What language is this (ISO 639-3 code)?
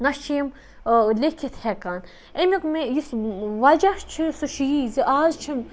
kas